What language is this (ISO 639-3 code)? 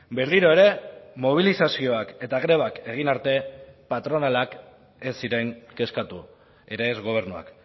eus